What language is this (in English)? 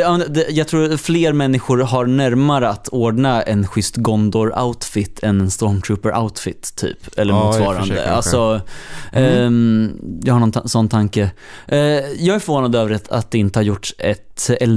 Swedish